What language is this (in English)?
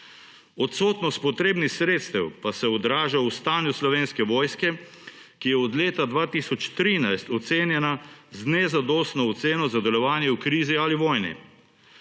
Slovenian